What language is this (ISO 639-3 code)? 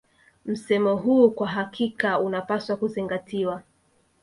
swa